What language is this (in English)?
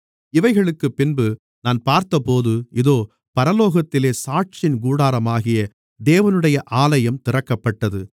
Tamil